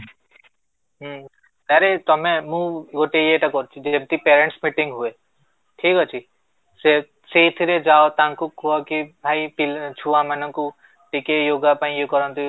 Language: Odia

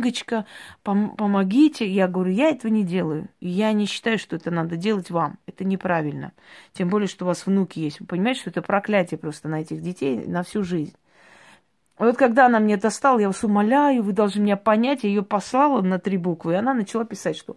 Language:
Russian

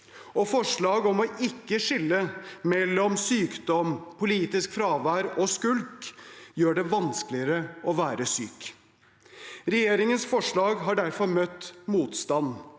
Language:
Norwegian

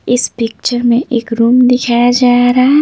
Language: Hindi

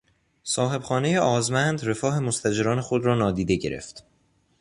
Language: Persian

